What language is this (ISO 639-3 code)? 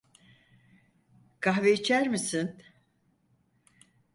tur